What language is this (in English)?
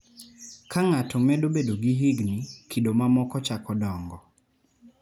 Luo (Kenya and Tanzania)